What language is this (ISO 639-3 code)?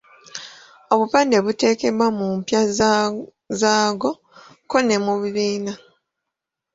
lug